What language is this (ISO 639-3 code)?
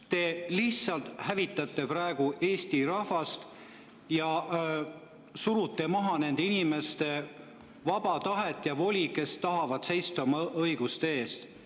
est